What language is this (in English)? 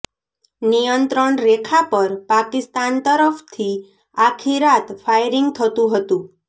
Gujarati